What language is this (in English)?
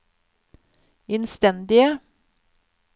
Norwegian